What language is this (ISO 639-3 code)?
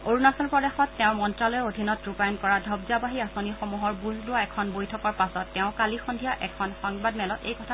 asm